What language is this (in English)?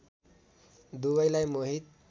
Nepali